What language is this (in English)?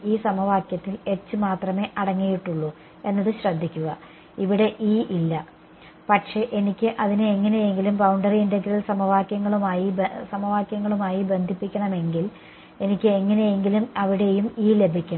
Malayalam